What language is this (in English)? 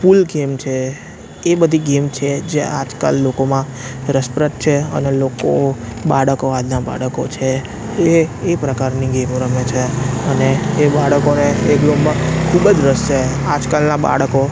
Gujarati